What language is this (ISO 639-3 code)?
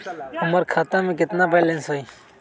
mag